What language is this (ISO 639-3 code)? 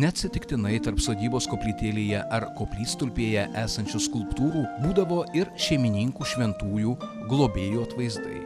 lit